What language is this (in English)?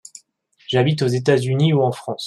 French